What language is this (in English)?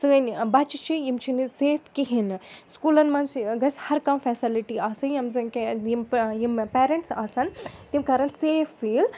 Kashmiri